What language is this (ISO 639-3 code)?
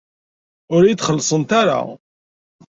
kab